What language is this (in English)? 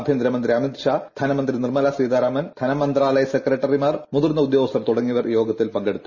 Malayalam